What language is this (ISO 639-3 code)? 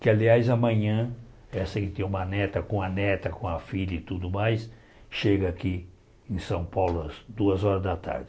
por